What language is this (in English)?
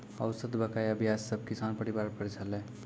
Maithili